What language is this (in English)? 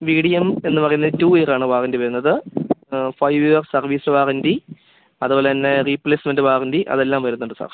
Malayalam